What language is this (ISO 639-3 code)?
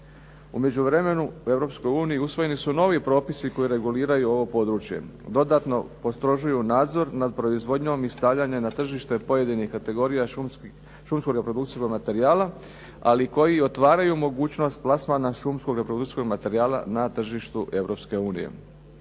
hrv